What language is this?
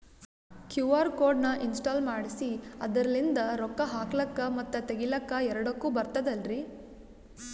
Kannada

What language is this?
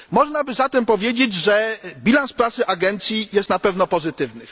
Polish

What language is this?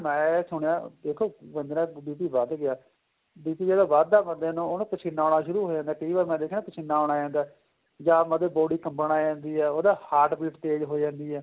Punjabi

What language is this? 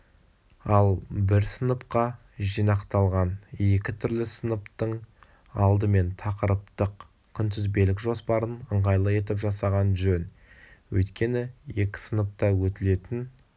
Kazakh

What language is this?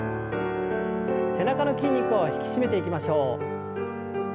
Japanese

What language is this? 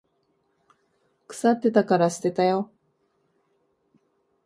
Japanese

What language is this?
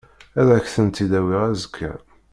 Kabyle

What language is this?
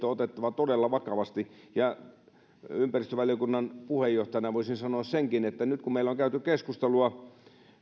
Finnish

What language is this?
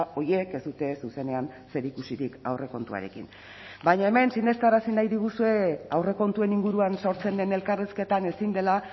Basque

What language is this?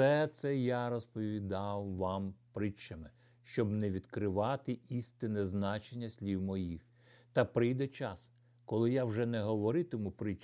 Ukrainian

